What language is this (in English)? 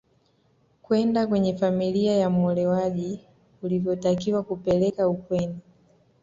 Swahili